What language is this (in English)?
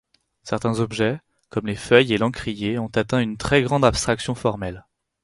French